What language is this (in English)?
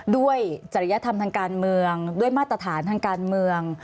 Thai